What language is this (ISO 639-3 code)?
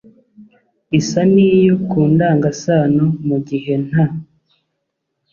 kin